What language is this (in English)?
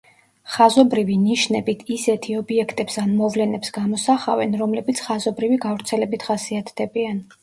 Georgian